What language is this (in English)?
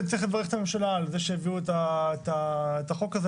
Hebrew